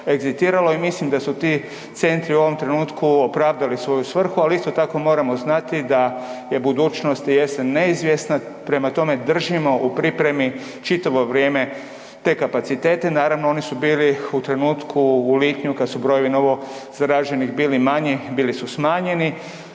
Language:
Croatian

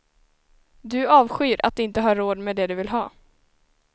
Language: Swedish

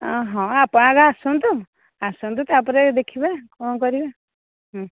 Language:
Odia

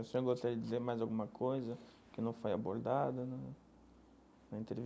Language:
Portuguese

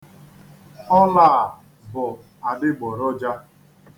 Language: Igbo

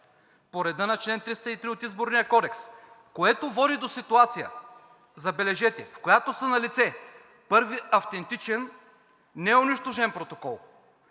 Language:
Bulgarian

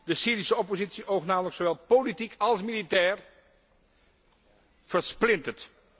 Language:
Dutch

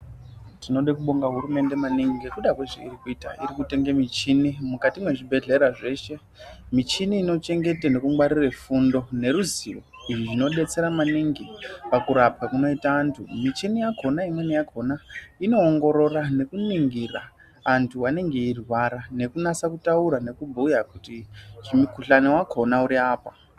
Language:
Ndau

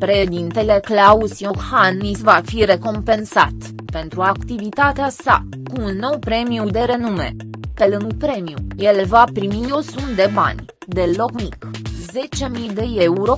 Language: Romanian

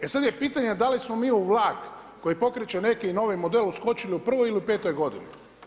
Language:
Croatian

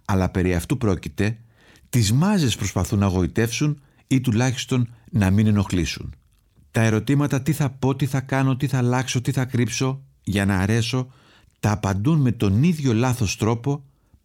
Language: Greek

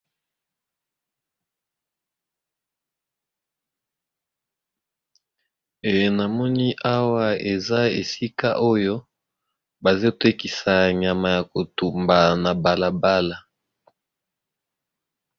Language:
Lingala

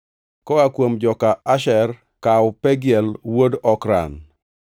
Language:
Luo (Kenya and Tanzania)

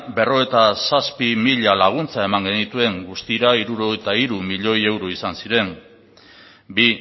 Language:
Basque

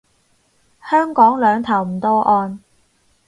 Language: Cantonese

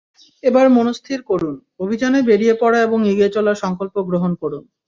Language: Bangla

